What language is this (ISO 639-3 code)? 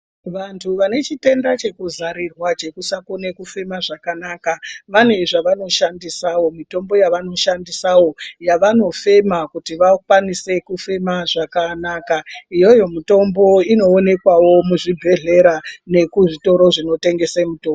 ndc